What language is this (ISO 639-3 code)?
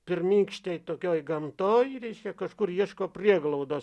lit